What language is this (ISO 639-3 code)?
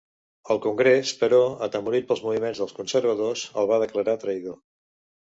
cat